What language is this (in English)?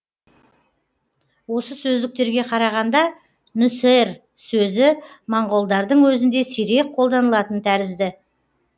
Kazakh